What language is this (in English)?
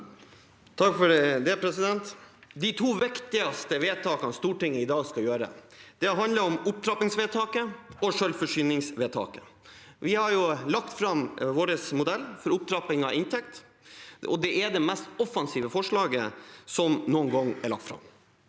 Norwegian